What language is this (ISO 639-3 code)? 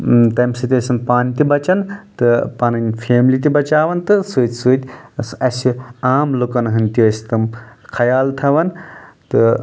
kas